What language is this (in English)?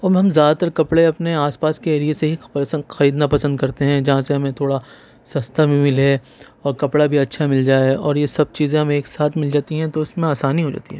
Urdu